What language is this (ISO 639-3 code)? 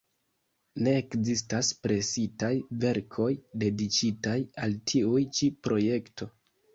epo